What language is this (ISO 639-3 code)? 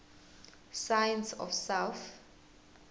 zul